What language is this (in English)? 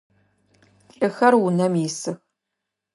Adyghe